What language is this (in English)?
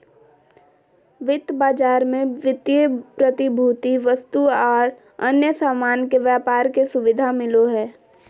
Magahi